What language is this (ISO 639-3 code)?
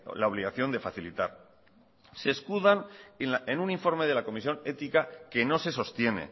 spa